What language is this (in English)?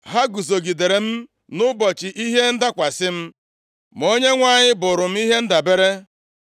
Igbo